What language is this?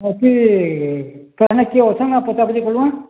Odia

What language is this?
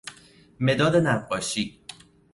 Persian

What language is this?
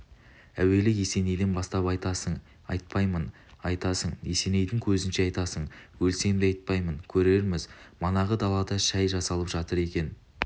Kazakh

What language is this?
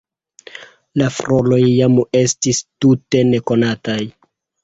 Esperanto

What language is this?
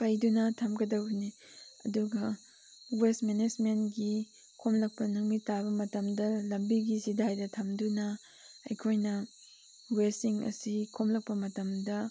Manipuri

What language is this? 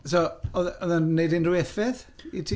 Welsh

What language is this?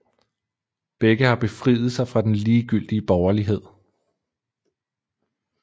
Danish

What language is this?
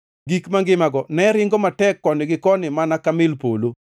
Luo (Kenya and Tanzania)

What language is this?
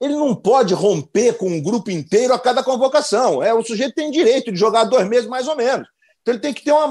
Portuguese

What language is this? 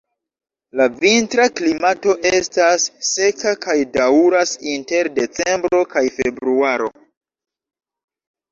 Esperanto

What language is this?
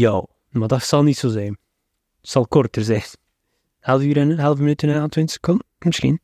Dutch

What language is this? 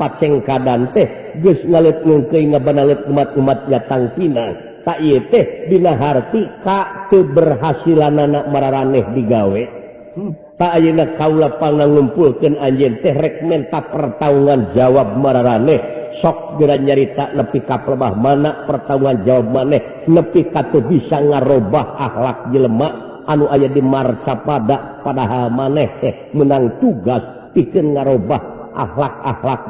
Indonesian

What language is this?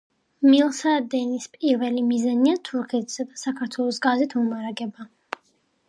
Georgian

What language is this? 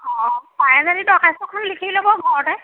Assamese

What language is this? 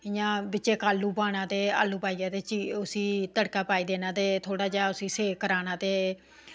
Dogri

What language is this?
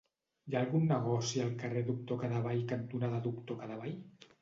Catalan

